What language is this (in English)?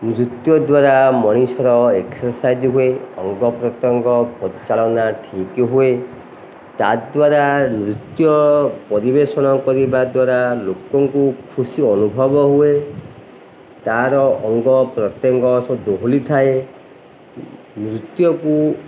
Odia